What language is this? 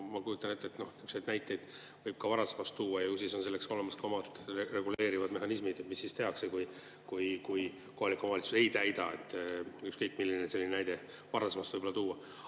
Estonian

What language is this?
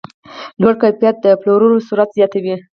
Pashto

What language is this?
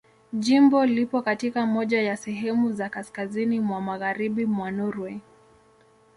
Swahili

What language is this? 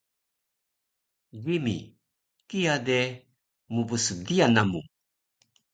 Taroko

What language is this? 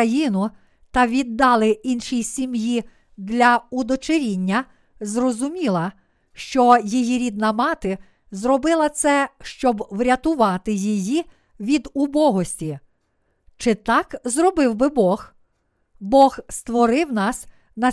Ukrainian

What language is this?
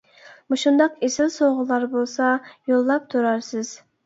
Uyghur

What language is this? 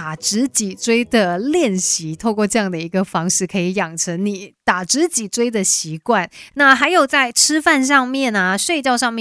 Chinese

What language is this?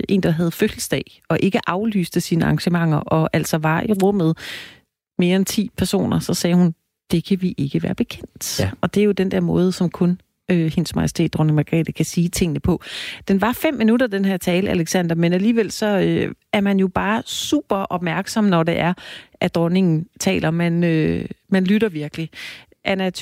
Danish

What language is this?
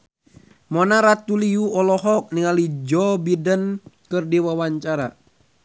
Sundanese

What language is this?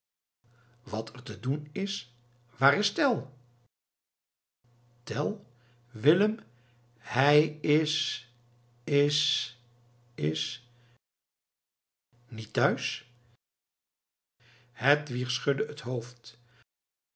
Dutch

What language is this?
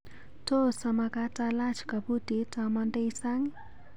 Kalenjin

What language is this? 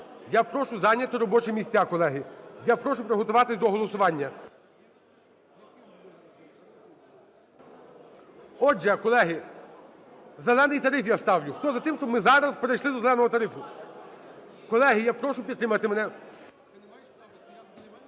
Ukrainian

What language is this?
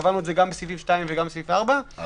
Hebrew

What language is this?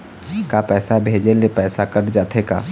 Chhattisgarhi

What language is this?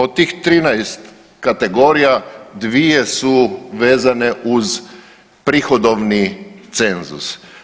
Croatian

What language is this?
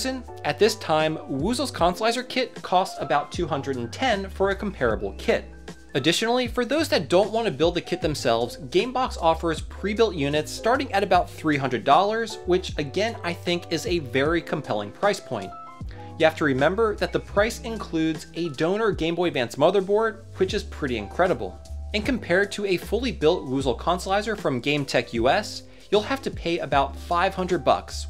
English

